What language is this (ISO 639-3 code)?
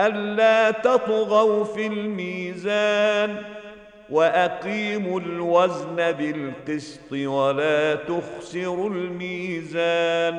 ara